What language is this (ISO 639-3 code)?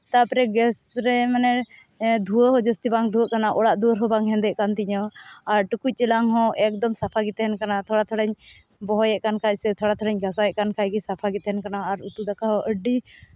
sat